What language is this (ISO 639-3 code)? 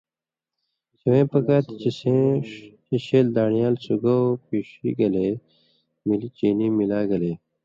mvy